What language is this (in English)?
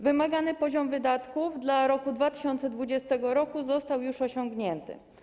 Polish